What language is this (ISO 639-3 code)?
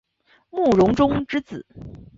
zho